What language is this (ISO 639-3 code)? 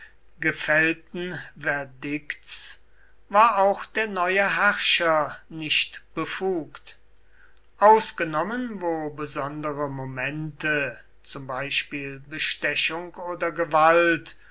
deu